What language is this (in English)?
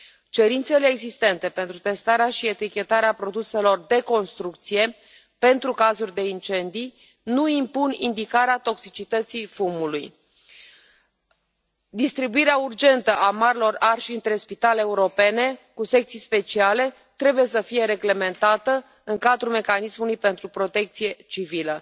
Romanian